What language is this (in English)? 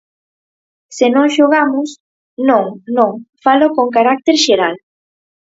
Galician